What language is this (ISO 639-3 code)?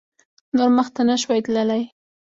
pus